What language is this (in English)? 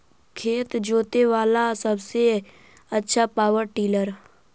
Magahi